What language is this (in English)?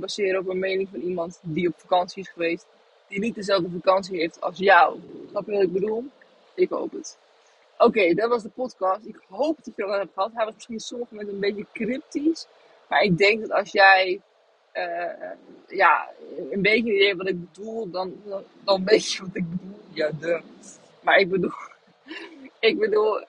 Dutch